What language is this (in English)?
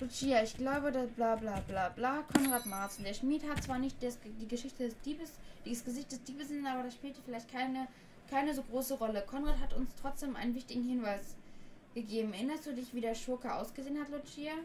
German